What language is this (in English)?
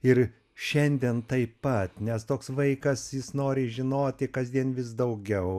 Lithuanian